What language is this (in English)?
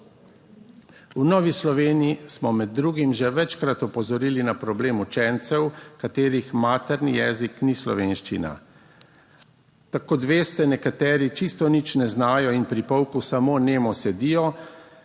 Slovenian